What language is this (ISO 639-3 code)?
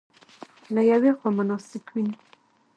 pus